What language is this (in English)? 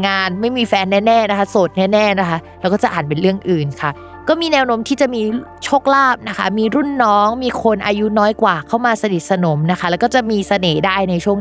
Thai